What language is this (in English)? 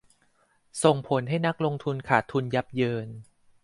Thai